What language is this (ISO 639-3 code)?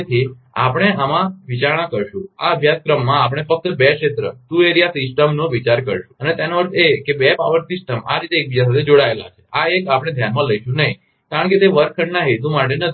guj